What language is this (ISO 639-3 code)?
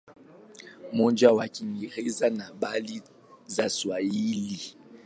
swa